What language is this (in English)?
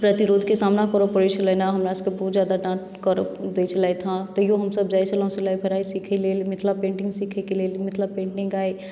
Maithili